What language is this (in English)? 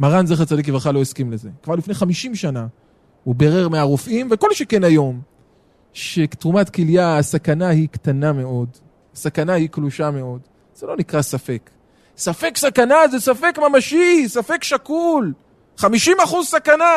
Hebrew